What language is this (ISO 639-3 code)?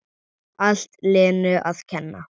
isl